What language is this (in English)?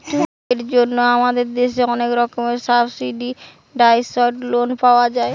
Bangla